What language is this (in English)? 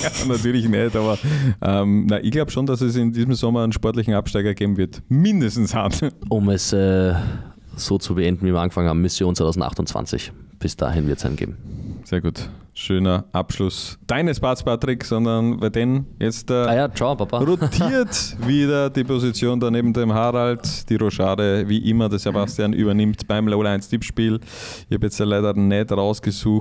German